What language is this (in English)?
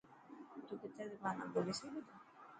Dhatki